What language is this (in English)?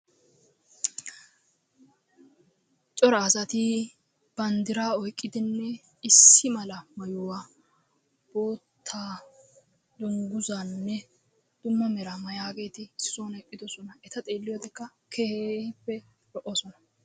Wolaytta